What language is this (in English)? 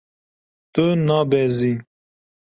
Kurdish